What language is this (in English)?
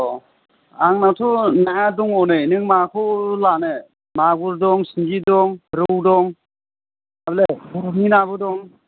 Bodo